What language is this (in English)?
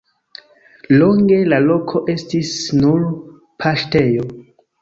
Esperanto